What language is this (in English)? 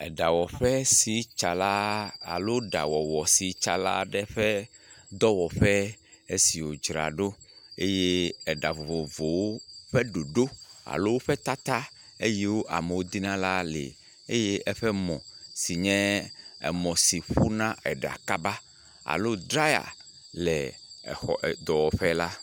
Ewe